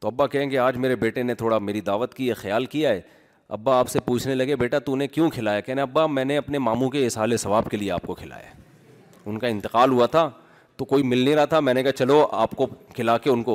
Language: Urdu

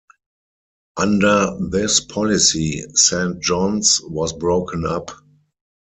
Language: English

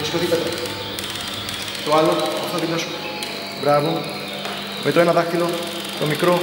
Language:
Greek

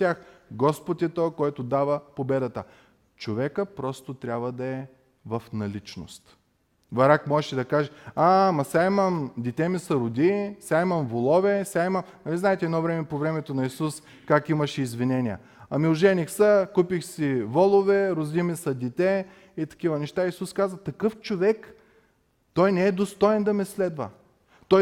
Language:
Bulgarian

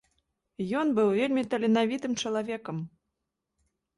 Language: Belarusian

